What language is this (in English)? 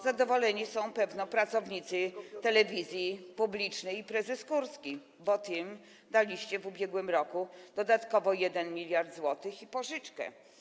Polish